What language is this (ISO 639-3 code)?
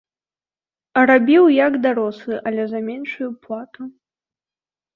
bel